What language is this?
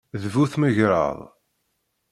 Kabyle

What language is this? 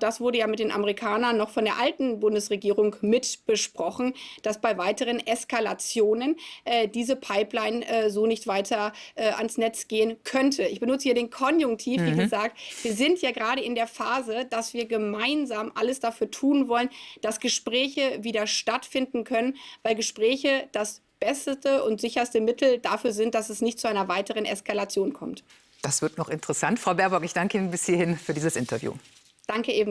German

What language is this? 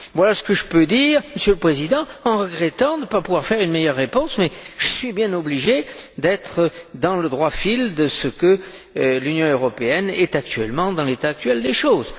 French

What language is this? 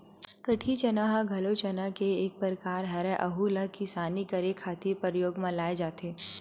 Chhattisgarhi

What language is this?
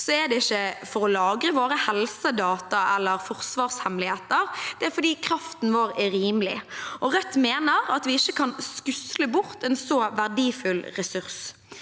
Norwegian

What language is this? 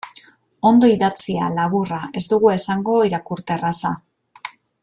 Basque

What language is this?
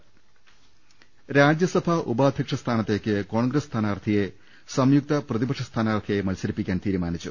Malayalam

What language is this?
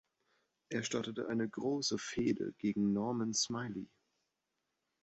German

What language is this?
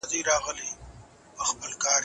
Pashto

